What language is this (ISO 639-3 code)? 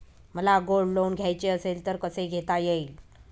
mar